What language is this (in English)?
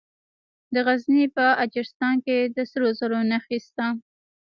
Pashto